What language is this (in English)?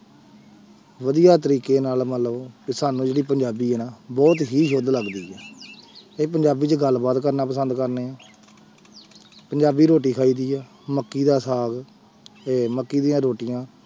Punjabi